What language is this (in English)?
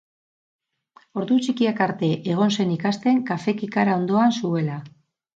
Basque